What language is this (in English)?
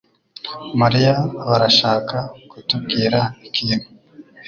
Kinyarwanda